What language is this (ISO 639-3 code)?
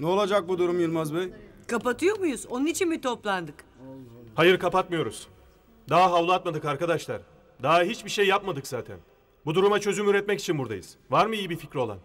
tur